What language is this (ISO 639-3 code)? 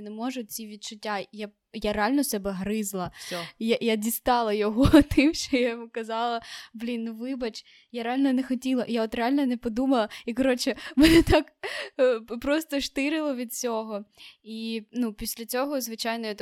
ukr